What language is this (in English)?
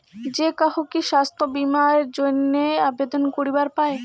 Bangla